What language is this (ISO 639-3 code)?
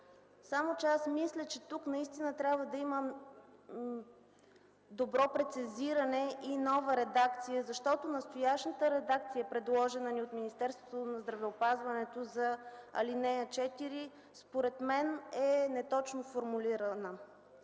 bul